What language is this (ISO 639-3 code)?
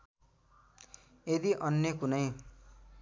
nep